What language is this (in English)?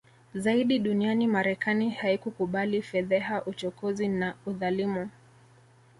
Swahili